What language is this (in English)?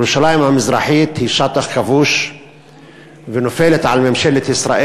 Hebrew